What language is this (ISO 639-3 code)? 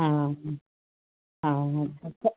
snd